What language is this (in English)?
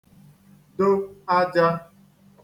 Igbo